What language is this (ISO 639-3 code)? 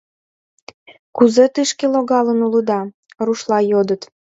chm